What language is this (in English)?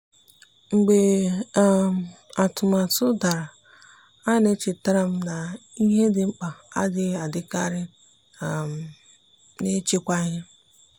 Igbo